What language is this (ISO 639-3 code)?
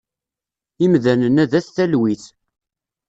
kab